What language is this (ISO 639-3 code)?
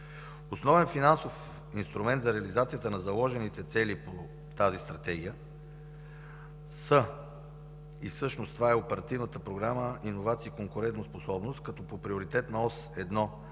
bul